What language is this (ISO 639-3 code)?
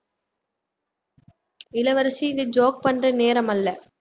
tam